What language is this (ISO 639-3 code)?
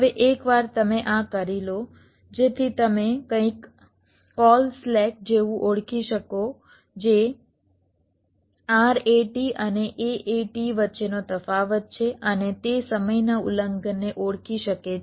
guj